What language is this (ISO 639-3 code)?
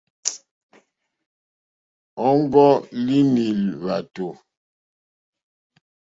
bri